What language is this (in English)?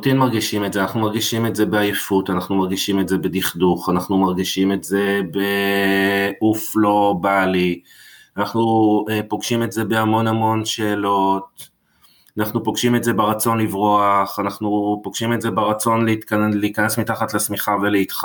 Hebrew